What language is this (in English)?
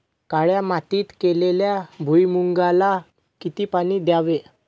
Marathi